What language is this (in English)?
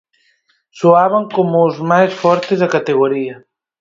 Galician